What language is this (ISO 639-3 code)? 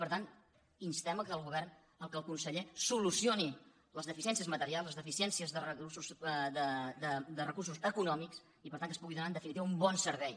cat